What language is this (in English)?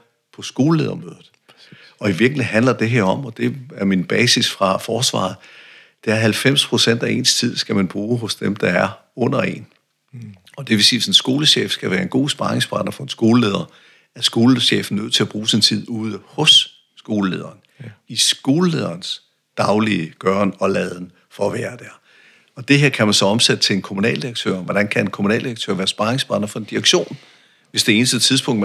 Danish